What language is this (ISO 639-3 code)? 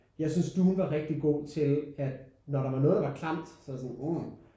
dan